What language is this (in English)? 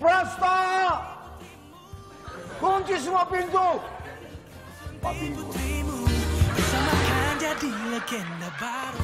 Indonesian